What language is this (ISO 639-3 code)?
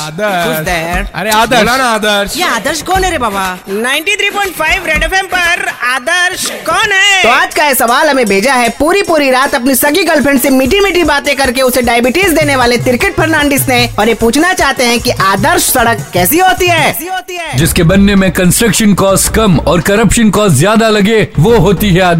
hin